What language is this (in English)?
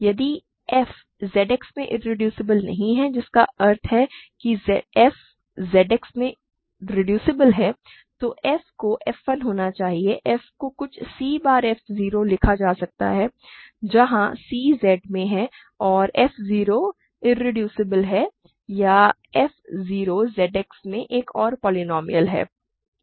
Hindi